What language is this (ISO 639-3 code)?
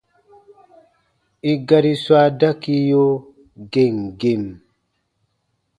bba